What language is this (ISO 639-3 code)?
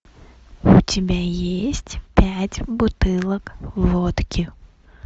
rus